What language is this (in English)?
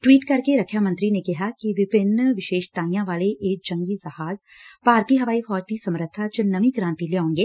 Punjabi